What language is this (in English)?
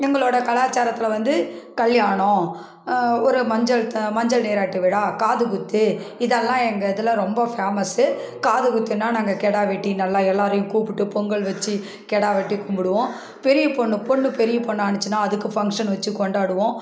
Tamil